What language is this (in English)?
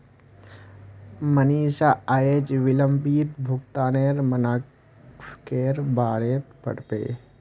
Magahi